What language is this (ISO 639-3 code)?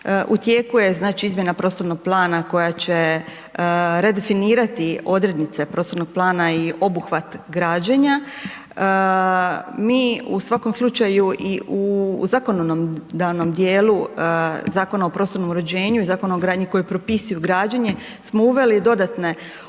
hrv